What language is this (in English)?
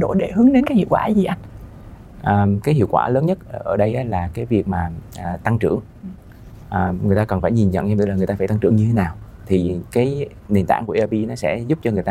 Vietnamese